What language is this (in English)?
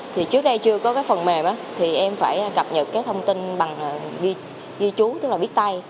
Vietnamese